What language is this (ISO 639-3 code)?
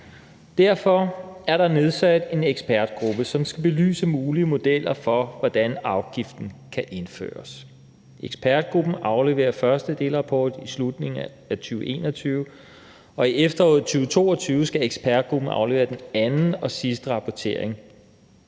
dan